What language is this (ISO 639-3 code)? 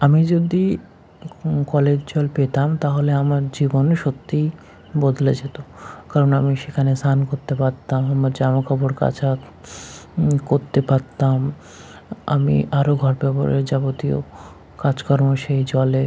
ben